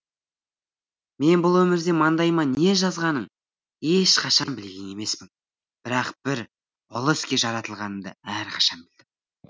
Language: Kazakh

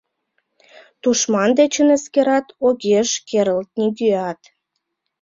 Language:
Mari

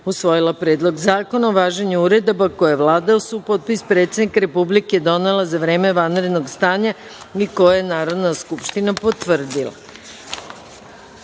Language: Serbian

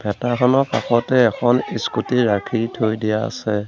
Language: Assamese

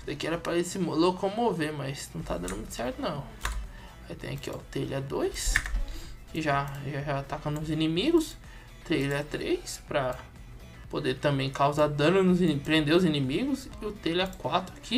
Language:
Portuguese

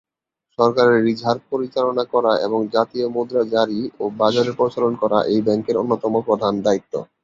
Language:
Bangla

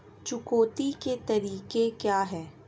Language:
Hindi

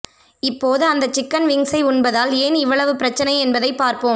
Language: Tamil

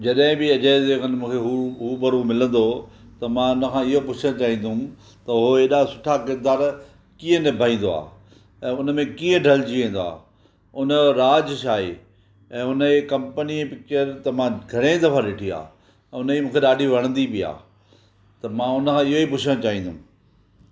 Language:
Sindhi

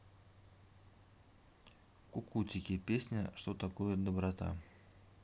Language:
Russian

